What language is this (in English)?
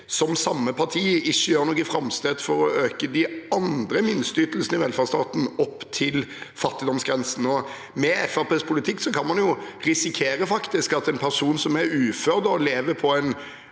Norwegian